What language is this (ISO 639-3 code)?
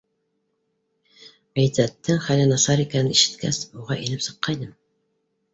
bak